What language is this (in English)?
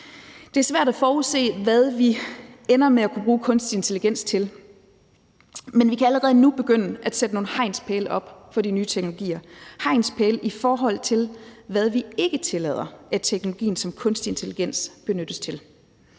Danish